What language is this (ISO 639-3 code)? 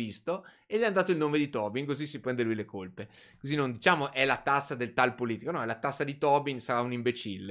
ita